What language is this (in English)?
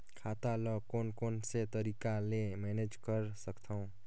Chhattisgarhi